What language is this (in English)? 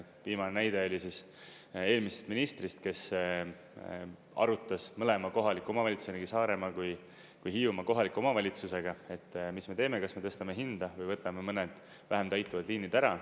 Estonian